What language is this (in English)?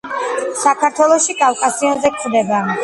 Georgian